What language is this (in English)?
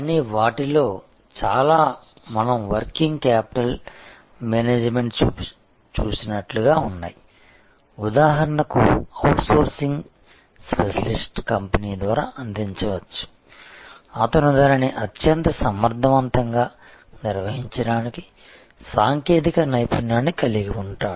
Telugu